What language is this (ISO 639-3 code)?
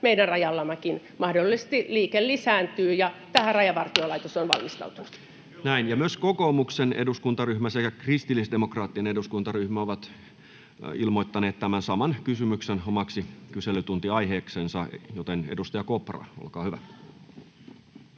fin